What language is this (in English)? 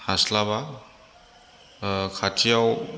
Bodo